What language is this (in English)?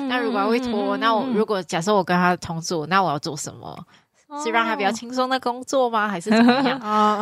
Chinese